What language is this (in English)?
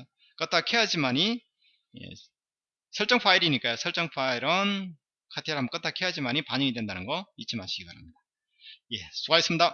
Korean